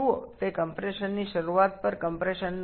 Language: Bangla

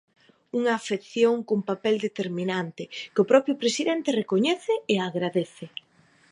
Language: Galician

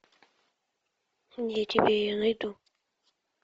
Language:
Russian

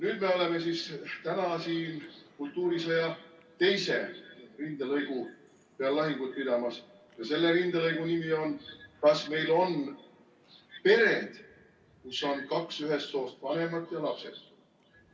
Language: Estonian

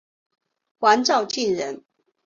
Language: Chinese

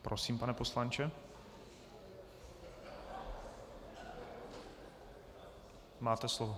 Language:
Czech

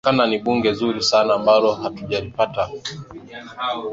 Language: Swahili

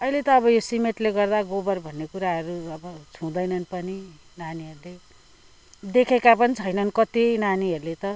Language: Nepali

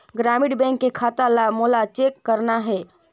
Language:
Chhattisgarhi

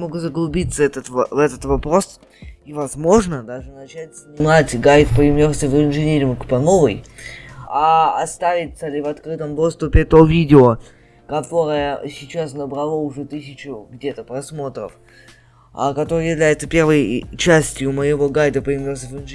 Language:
Russian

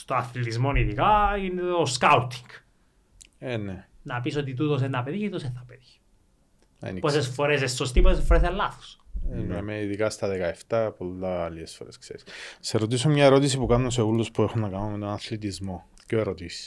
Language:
Greek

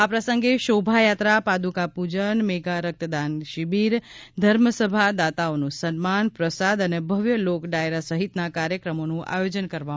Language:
Gujarati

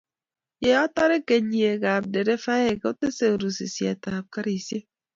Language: Kalenjin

